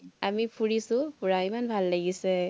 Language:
Assamese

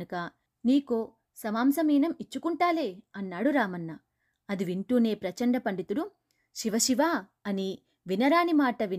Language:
Telugu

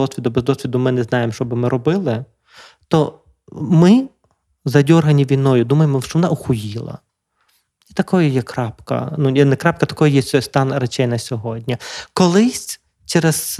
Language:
Ukrainian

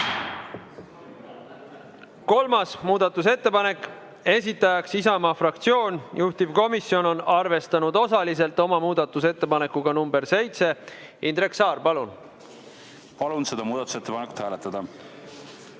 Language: Estonian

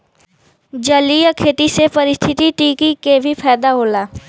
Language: Bhojpuri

